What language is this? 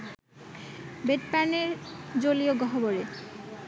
Bangla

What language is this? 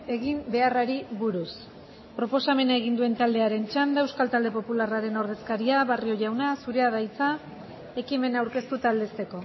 Basque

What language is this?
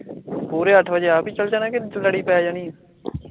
Punjabi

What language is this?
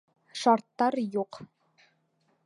Bashkir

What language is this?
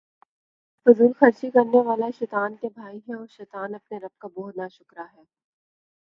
Urdu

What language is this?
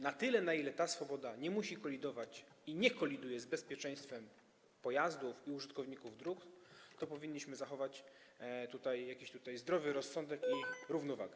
Polish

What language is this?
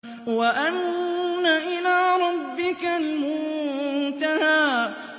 Arabic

